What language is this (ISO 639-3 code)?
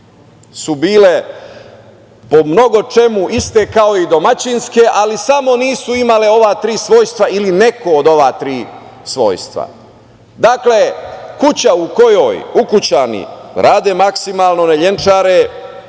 srp